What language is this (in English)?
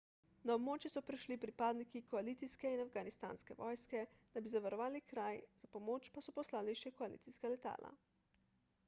Slovenian